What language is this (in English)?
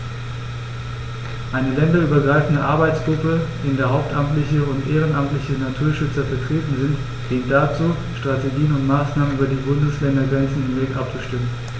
German